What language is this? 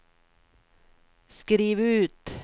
Swedish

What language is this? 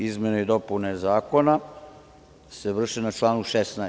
Serbian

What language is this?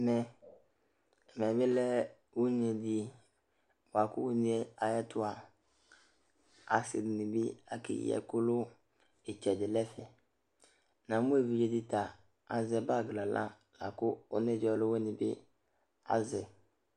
Ikposo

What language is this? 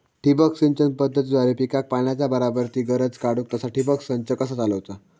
Marathi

